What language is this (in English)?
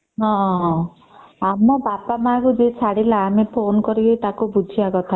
Odia